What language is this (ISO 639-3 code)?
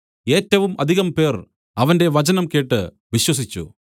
mal